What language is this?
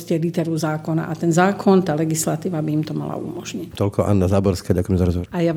Slovak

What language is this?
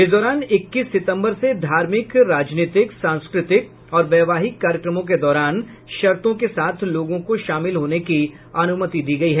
Hindi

